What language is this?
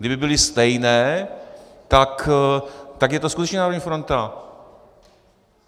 Czech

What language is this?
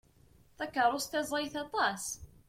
Kabyle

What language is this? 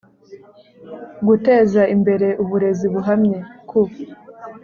Kinyarwanda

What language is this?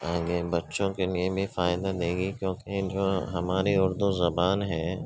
Urdu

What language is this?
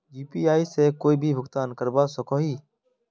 Magahi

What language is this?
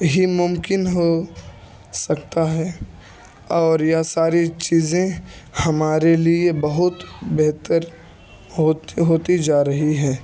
Urdu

